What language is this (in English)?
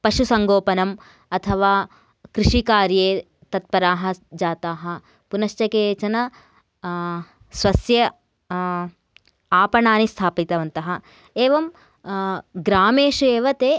Sanskrit